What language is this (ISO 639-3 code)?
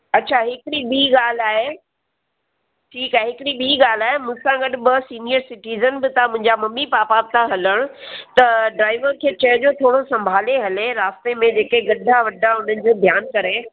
snd